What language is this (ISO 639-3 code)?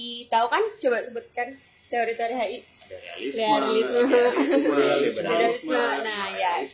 ind